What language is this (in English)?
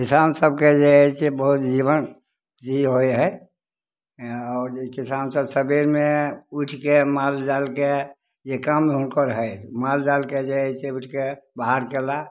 Maithili